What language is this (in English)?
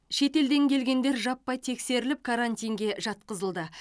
Kazakh